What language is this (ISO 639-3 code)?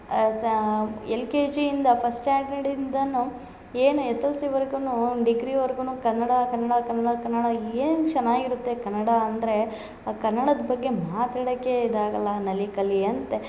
kan